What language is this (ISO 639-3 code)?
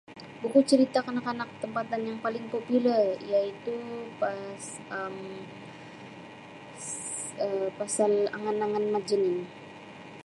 msi